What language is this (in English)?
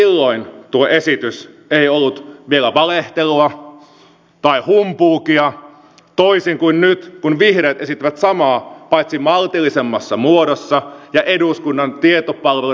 Finnish